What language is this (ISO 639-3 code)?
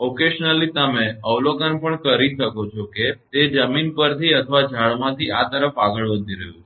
guj